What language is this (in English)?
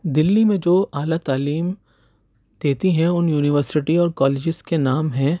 Urdu